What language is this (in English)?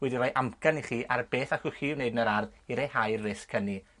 Welsh